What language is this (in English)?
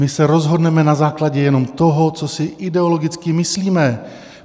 Czech